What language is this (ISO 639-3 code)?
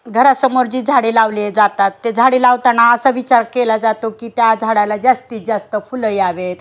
mar